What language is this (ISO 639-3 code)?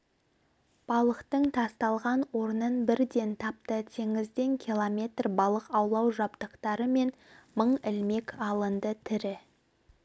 kaz